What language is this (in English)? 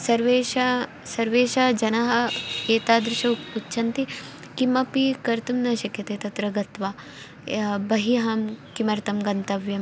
Sanskrit